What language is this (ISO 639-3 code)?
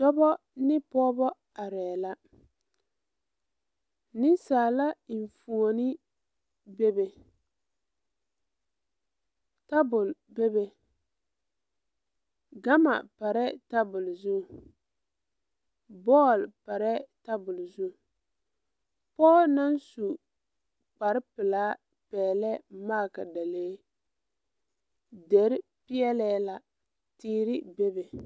dga